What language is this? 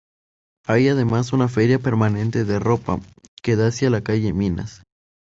Spanish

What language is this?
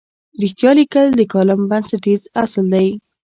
Pashto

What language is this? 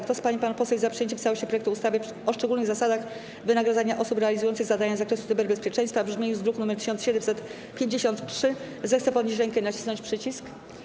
Polish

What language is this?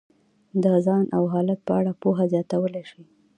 Pashto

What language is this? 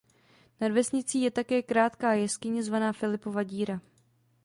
Czech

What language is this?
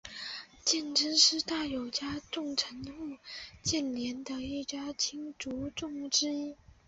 Chinese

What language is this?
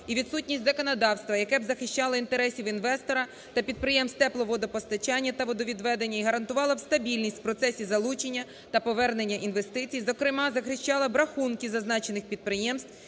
Ukrainian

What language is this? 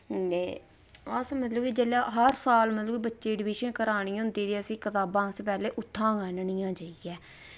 Dogri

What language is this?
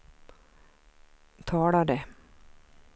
Swedish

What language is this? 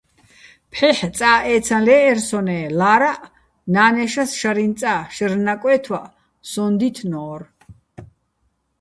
Bats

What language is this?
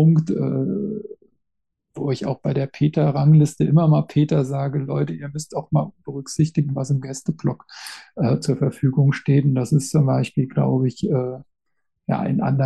German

